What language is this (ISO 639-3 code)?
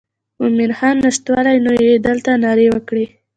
pus